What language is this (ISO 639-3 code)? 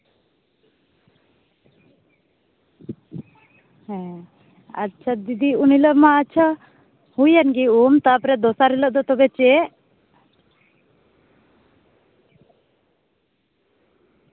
sat